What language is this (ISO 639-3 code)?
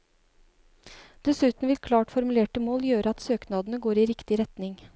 nor